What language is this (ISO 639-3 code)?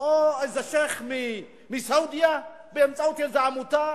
heb